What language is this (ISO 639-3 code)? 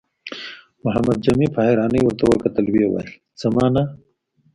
pus